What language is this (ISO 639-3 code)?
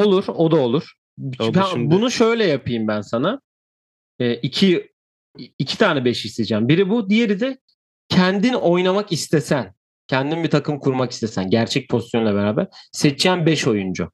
tur